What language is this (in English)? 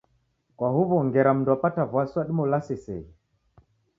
Taita